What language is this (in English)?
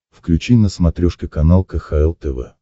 Russian